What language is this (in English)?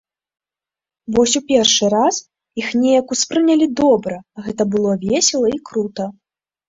Belarusian